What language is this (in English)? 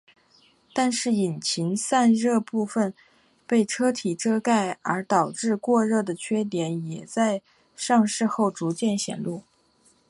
Chinese